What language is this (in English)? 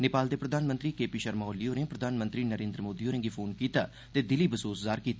Dogri